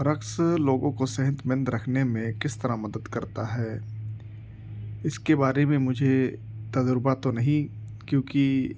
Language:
Urdu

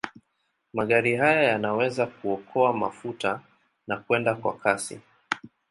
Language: Swahili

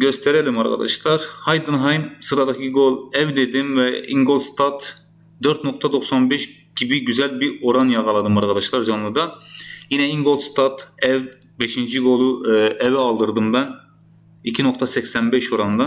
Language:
Turkish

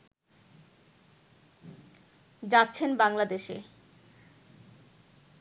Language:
Bangla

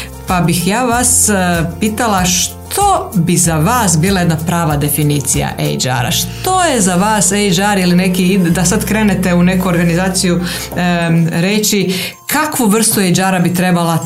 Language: Croatian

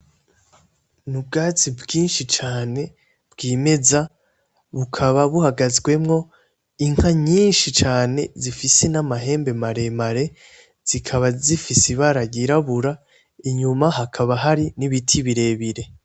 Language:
Rundi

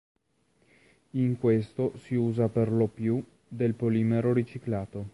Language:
Italian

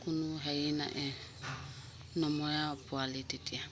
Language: Assamese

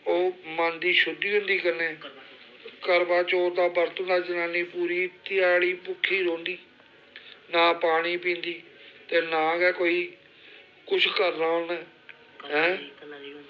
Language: Dogri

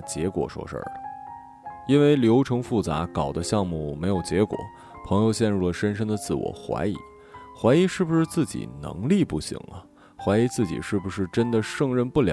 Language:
Chinese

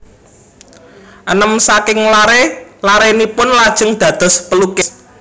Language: Javanese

